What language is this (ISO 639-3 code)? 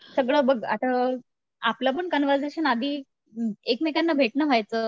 mar